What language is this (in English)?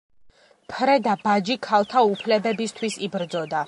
Georgian